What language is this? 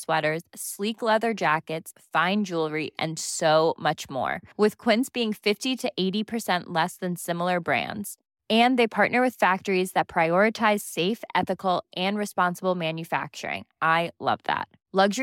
Filipino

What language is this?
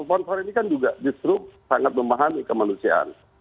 Indonesian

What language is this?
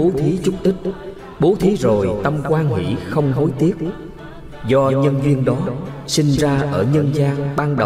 Vietnamese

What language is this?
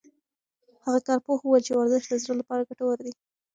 Pashto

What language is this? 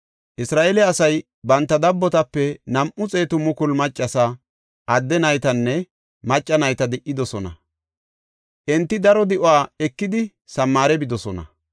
Gofa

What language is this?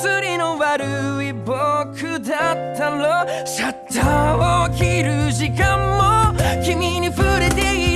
Japanese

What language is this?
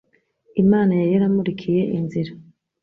Kinyarwanda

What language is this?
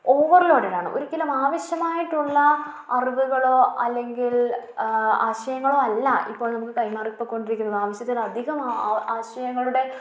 Malayalam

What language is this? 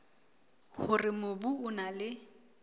Southern Sotho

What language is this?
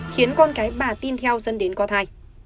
Vietnamese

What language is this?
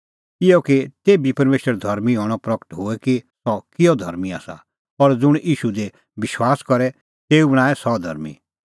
Kullu Pahari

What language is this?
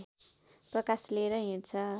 Nepali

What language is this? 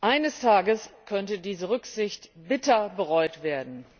German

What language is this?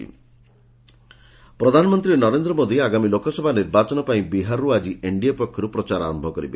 Odia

